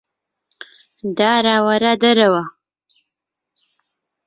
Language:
Central Kurdish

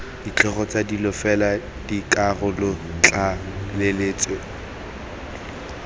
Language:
Tswana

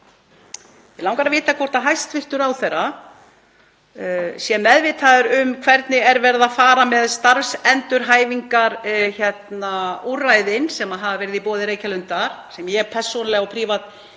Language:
Icelandic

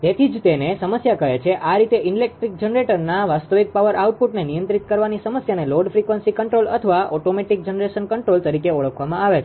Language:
Gujarati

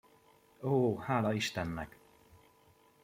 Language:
Hungarian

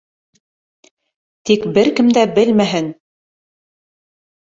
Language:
Bashkir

